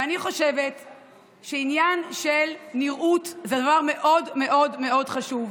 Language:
Hebrew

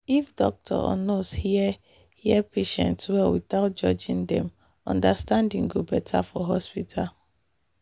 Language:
Nigerian Pidgin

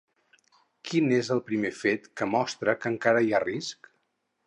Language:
Catalan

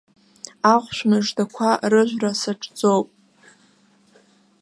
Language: Abkhazian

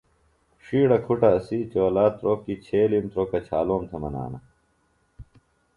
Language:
Phalura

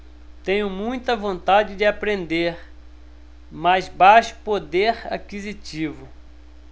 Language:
Portuguese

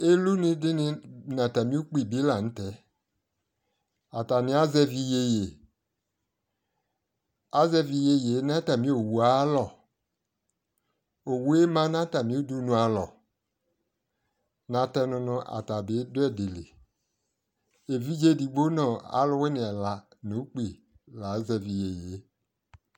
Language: Ikposo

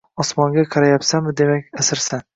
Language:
Uzbek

